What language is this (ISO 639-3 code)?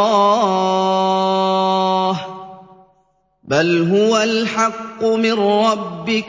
ara